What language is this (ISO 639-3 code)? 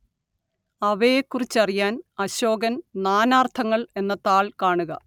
mal